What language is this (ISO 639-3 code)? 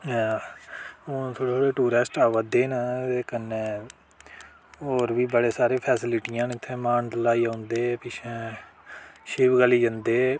doi